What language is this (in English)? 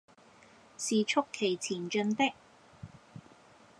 Cantonese